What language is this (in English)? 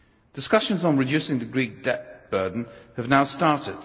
English